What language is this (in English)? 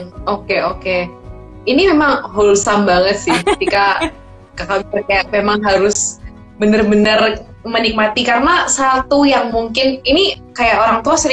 Indonesian